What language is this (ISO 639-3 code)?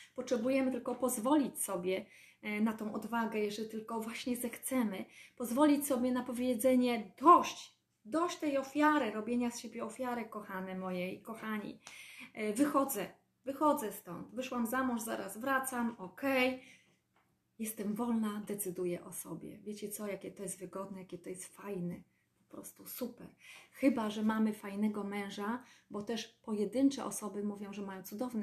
pol